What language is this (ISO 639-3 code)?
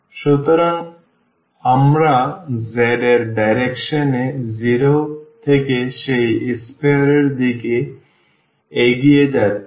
ben